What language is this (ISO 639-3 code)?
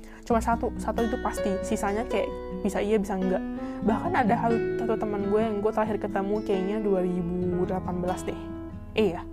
ind